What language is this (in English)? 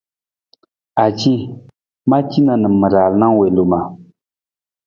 Nawdm